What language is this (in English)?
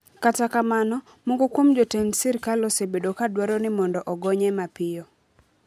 Luo (Kenya and Tanzania)